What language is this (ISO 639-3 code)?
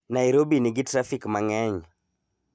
luo